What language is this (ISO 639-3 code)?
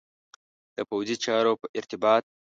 pus